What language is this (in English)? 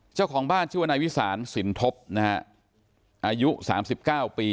Thai